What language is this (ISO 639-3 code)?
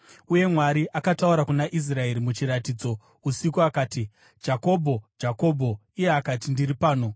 sna